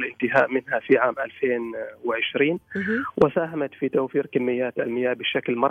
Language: Arabic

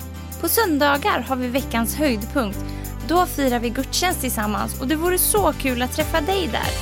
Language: Swedish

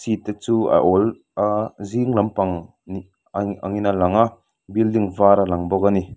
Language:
Mizo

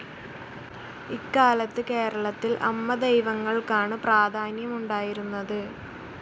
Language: Malayalam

